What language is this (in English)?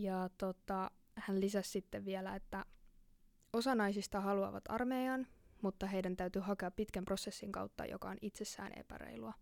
Finnish